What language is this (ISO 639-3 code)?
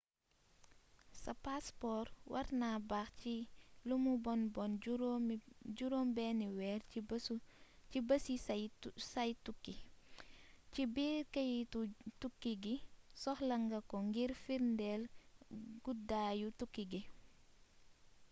wol